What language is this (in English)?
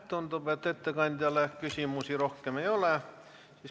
Estonian